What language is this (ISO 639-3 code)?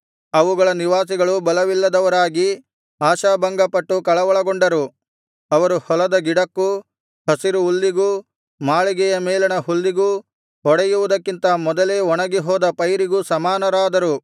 kan